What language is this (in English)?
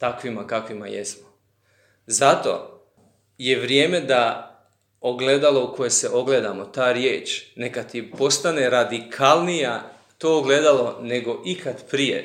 Croatian